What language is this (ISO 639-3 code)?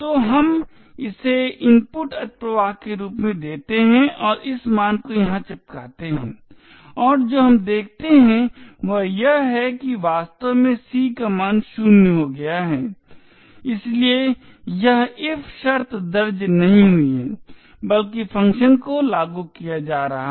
hin